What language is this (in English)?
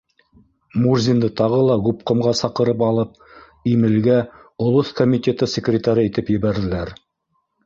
Bashkir